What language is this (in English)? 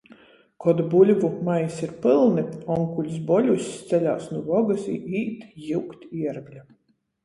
Latgalian